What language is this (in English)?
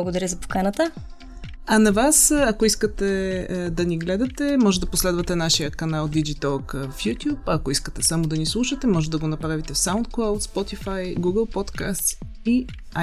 Bulgarian